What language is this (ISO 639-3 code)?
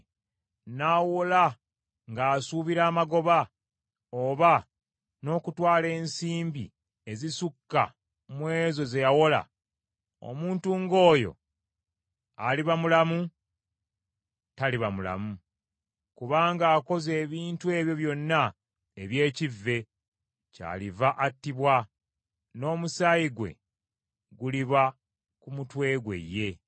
lug